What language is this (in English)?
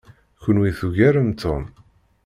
Kabyle